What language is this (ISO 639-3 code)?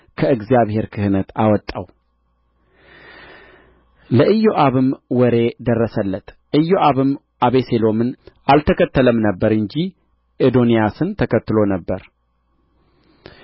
amh